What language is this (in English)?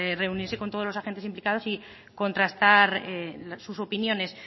Spanish